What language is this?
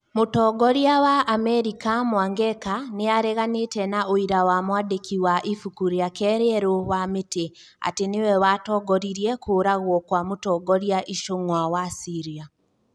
Kikuyu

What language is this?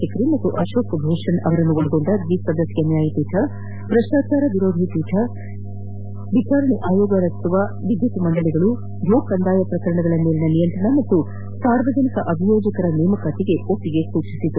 Kannada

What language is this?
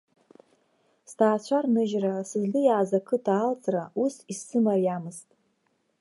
Abkhazian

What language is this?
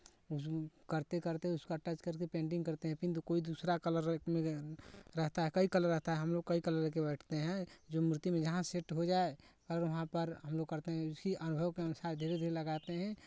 Hindi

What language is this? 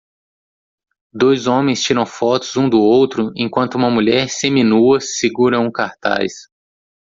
Portuguese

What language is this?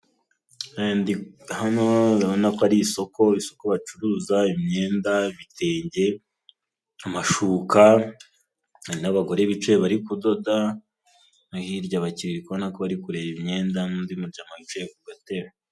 Kinyarwanda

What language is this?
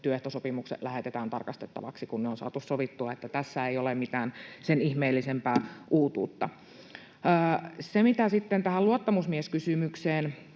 Finnish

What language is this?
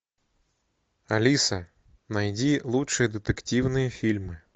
Russian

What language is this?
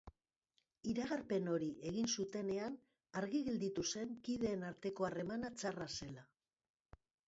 Basque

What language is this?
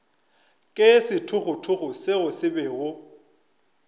Northern Sotho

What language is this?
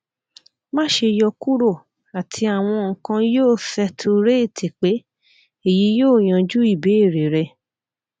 Yoruba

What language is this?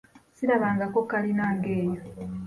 Ganda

